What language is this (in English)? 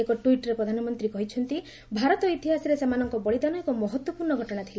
Odia